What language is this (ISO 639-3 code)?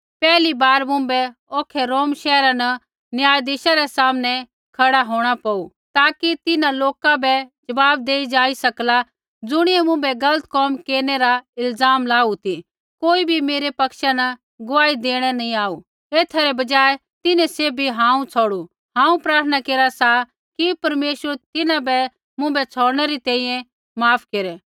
kfx